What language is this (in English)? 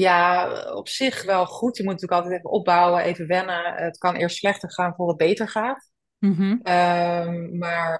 Dutch